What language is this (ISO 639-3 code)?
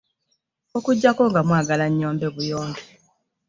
lug